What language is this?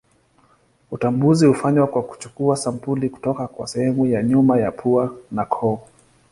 Swahili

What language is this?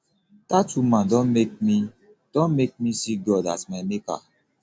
Nigerian Pidgin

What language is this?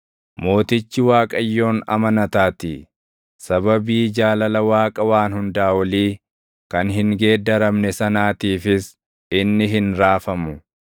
Oromo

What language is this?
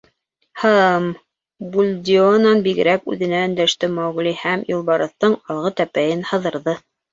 Bashkir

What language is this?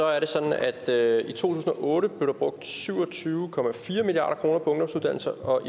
Danish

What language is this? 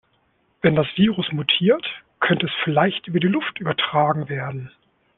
German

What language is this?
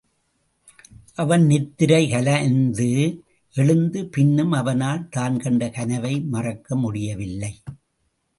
Tamil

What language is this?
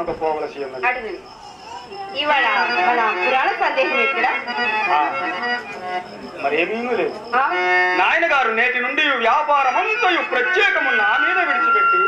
Telugu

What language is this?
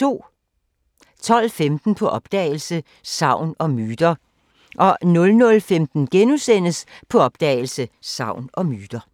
Danish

